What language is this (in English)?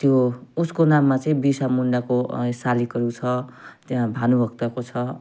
Nepali